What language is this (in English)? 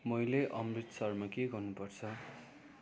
Nepali